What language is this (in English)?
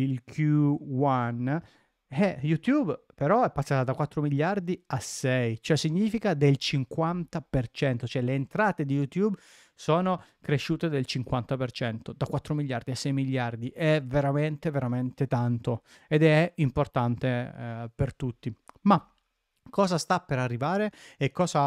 Italian